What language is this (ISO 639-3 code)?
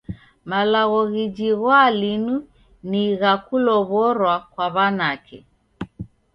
dav